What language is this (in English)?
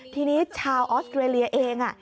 Thai